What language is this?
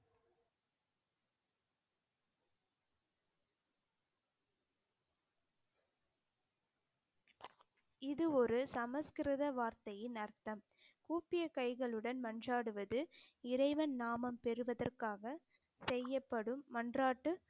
Tamil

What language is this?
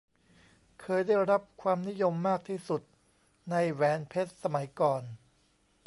Thai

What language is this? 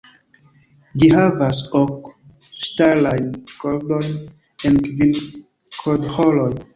Esperanto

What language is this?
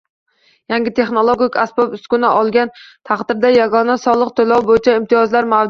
Uzbek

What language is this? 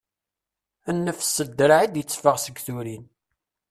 Kabyle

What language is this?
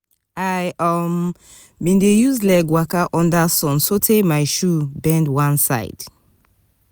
Nigerian Pidgin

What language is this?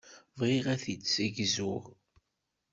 Kabyle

